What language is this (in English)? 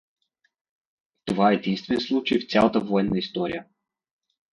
Bulgarian